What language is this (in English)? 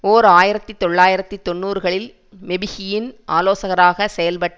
Tamil